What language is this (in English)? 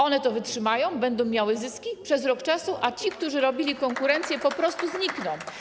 Polish